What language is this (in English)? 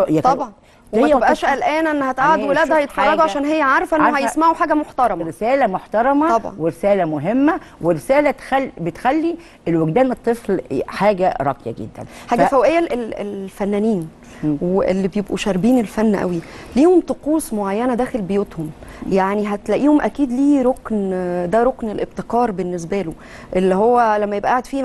Arabic